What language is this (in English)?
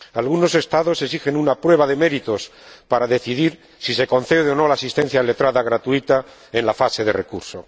Spanish